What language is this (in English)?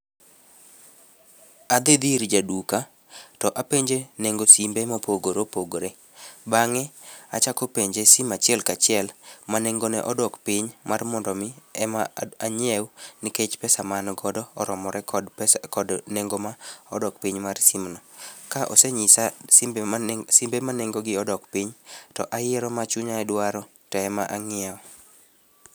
Luo (Kenya and Tanzania)